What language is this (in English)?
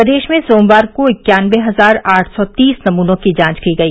Hindi